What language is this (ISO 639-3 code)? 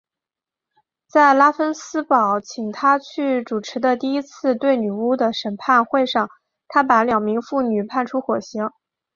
zho